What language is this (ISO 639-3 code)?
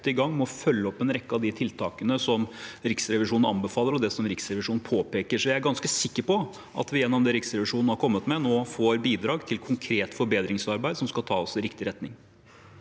nor